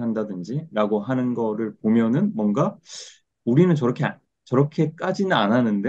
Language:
Korean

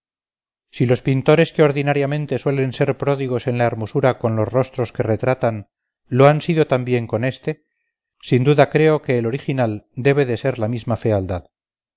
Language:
Spanish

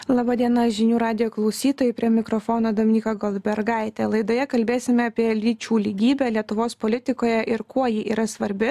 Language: Lithuanian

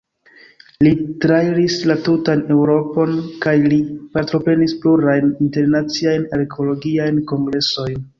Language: Esperanto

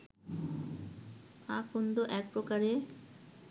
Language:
Bangla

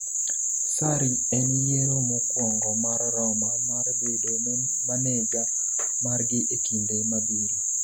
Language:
Luo (Kenya and Tanzania)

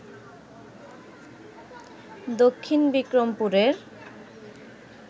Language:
Bangla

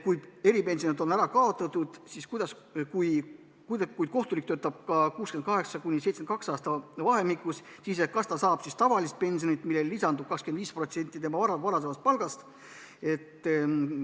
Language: Estonian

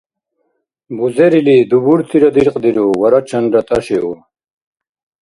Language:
Dargwa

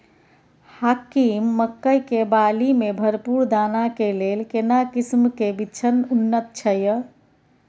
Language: Maithili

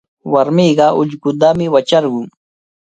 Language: Cajatambo North Lima Quechua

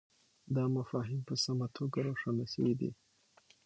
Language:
Pashto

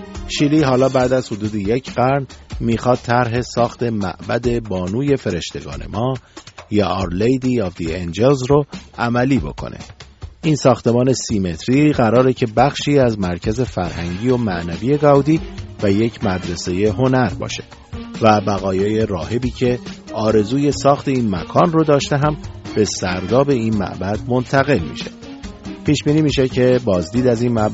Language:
Persian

